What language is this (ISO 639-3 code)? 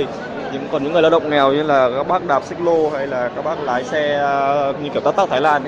vie